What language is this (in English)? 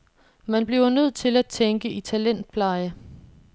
Danish